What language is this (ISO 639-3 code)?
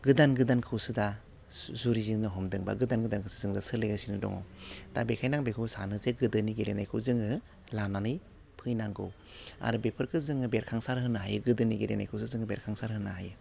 brx